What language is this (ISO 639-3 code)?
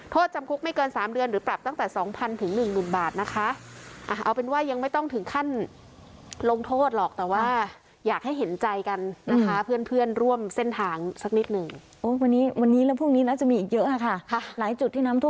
tha